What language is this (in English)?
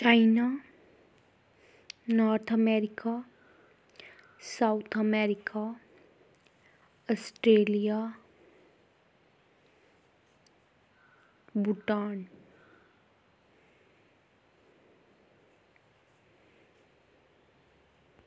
Dogri